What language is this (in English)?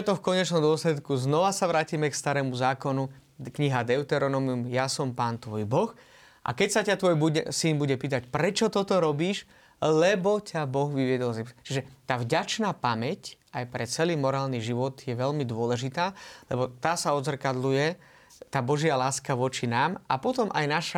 Slovak